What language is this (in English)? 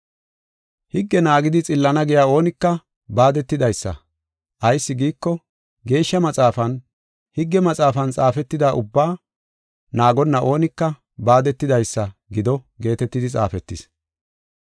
Gofa